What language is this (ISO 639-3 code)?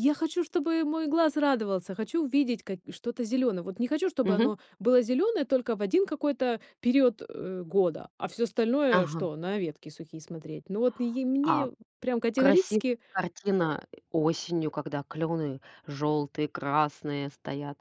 rus